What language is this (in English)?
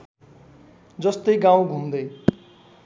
Nepali